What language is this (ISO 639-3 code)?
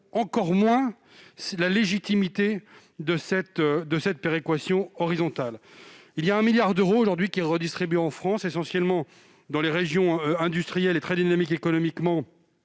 fra